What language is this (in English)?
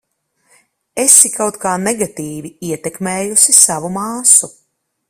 Latvian